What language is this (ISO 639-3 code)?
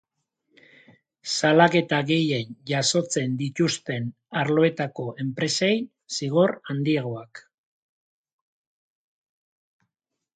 eus